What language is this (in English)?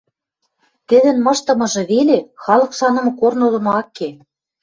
Western Mari